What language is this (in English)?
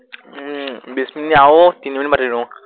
Assamese